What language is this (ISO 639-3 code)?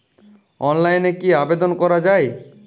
ben